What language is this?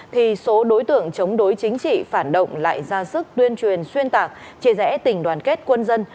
Vietnamese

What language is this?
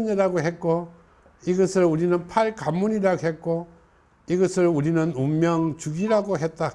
Korean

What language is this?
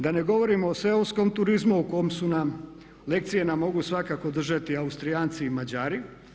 Croatian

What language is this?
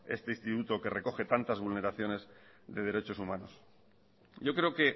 Spanish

